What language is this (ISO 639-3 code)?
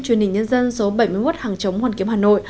vie